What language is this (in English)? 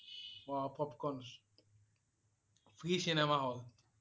Assamese